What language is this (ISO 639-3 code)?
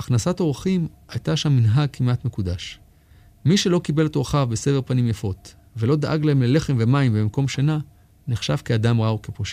heb